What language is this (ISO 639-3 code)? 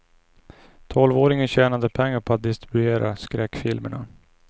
swe